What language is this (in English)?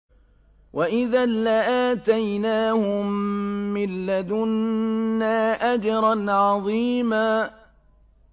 Arabic